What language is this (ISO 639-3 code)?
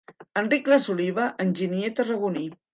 cat